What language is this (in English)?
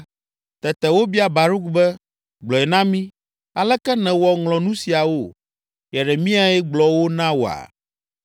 Ewe